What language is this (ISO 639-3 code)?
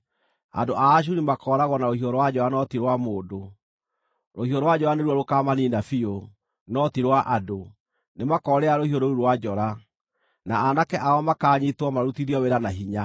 kik